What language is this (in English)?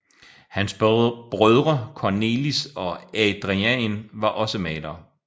Danish